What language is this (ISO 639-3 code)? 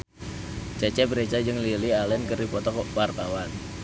sun